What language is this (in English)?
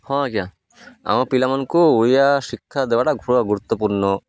Odia